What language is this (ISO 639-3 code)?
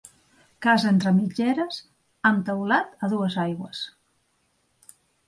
cat